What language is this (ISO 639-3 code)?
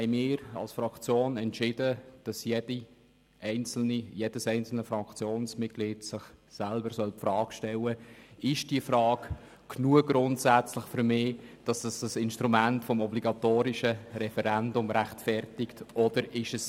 gsw